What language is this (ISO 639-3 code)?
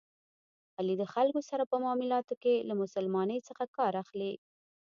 pus